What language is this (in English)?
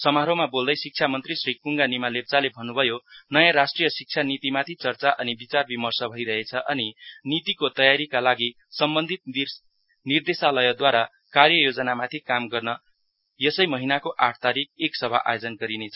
Nepali